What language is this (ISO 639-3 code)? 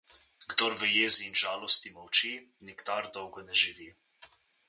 slv